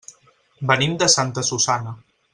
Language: Catalan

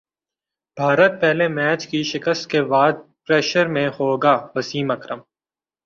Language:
Urdu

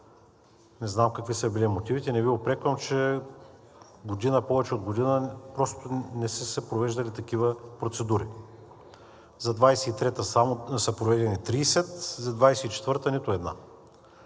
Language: Bulgarian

